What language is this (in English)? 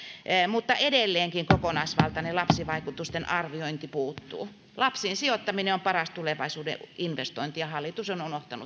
Finnish